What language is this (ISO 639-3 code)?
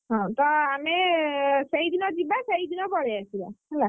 ori